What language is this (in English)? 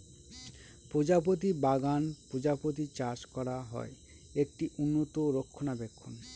Bangla